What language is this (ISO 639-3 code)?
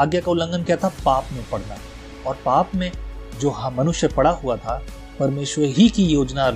hin